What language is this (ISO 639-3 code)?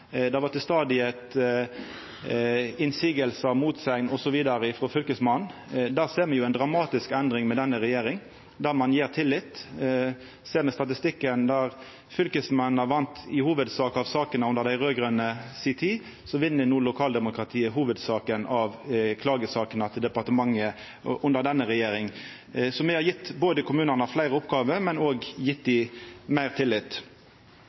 nno